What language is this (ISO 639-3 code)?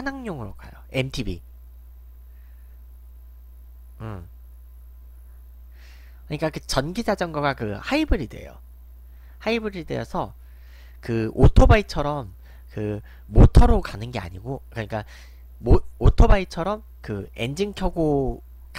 kor